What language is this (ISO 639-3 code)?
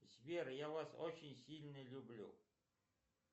rus